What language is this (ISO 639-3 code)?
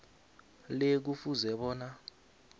nbl